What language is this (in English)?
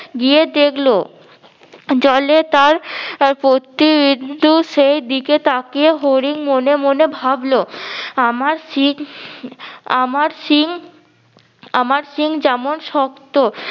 Bangla